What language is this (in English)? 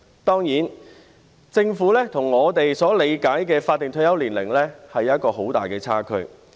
Cantonese